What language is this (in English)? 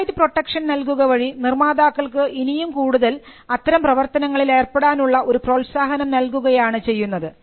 Malayalam